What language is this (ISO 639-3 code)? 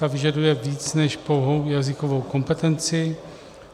ces